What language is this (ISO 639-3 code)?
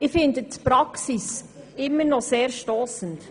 gsw